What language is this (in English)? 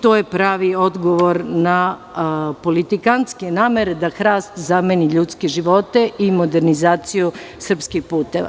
Serbian